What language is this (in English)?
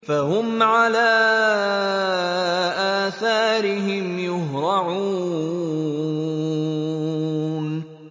Arabic